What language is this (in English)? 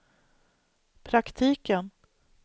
Swedish